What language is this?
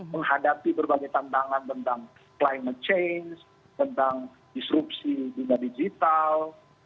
Indonesian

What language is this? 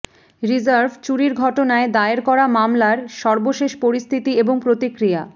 Bangla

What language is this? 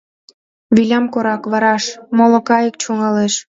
Mari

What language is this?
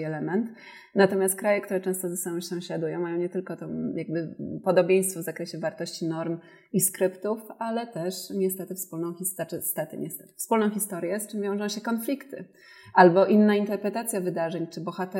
Polish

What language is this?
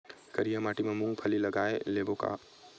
Chhattisgarhi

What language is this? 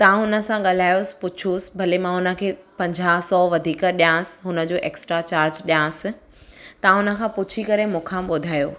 Sindhi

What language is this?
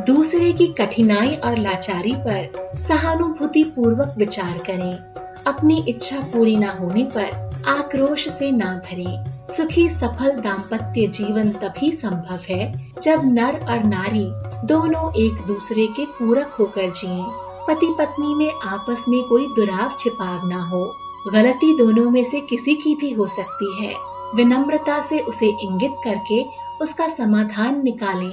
Hindi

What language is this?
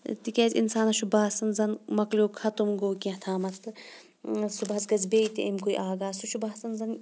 Kashmiri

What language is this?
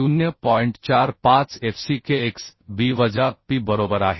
Marathi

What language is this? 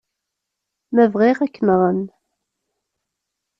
Kabyle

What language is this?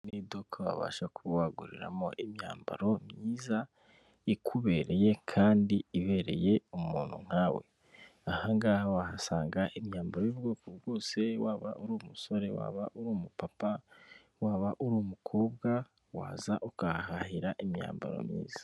Kinyarwanda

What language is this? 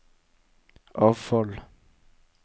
Norwegian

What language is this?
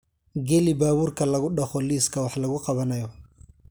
Somali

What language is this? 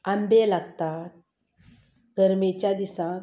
Konkani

